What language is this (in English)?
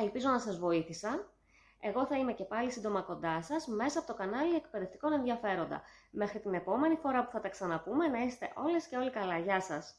Greek